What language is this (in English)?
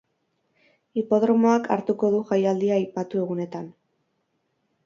Basque